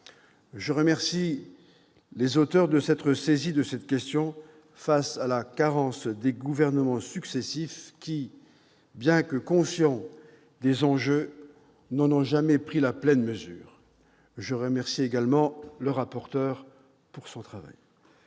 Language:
French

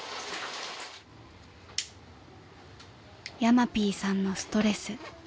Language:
Japanese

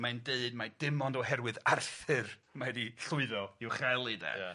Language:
Welsh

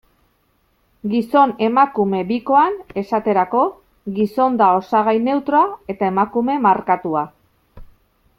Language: Basque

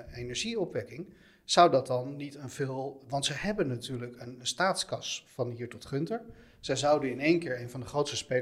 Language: Dutch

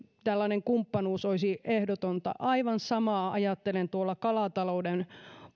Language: Finnish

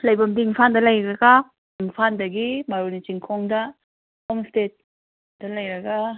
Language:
Manipuri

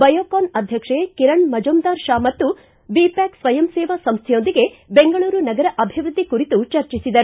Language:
Kannada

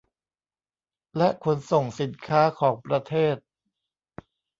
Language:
Thai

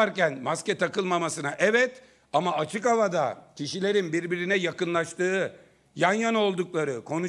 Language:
Turkish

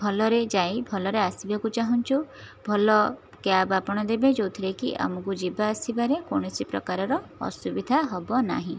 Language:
Odia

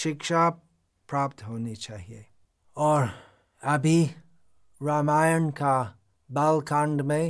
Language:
Hindi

